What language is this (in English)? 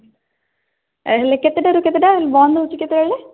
Odia